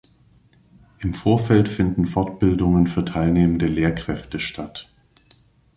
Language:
German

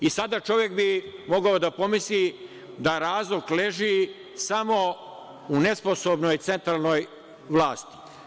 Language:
Serbian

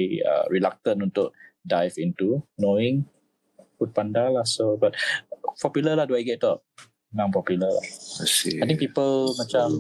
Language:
Malay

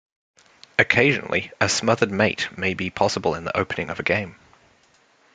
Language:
English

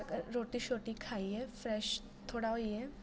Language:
Dogri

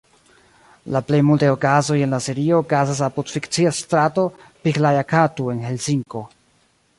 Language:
Esperanto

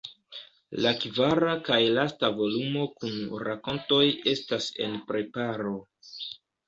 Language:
Esperanto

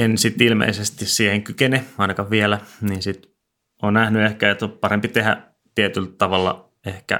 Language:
Finnish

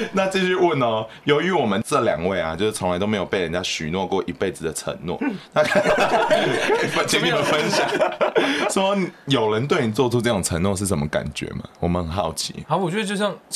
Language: Chinese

